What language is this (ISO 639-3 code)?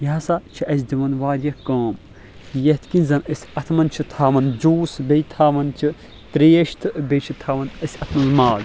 kas